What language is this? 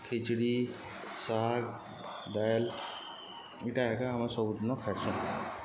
Odia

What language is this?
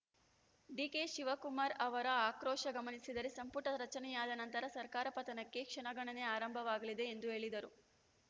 Kannada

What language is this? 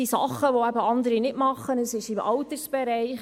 Swiss German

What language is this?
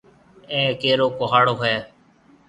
Marwari (Pakistan)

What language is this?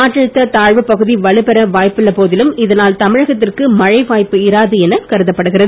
Tamil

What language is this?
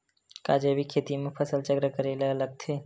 Chhattisgarhi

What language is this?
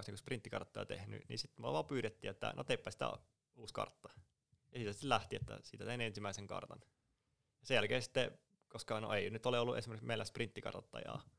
Finnish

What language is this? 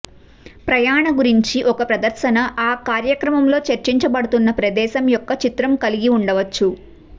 Telugu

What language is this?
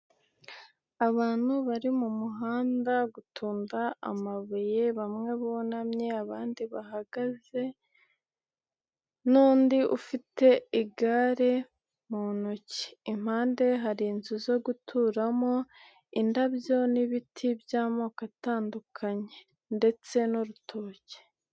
Kinyarwanda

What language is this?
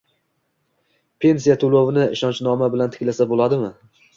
Uzbek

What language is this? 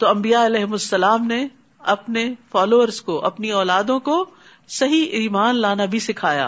Urdu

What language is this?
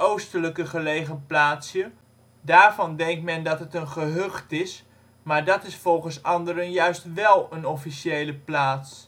Dutch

